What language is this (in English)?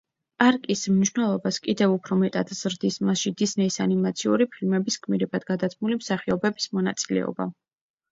Georgian